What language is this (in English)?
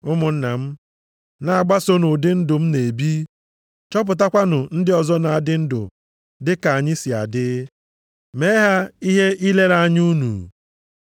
Igbo